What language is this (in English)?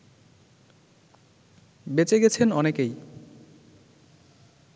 Bangla